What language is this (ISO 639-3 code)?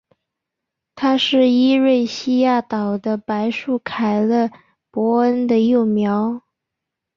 zho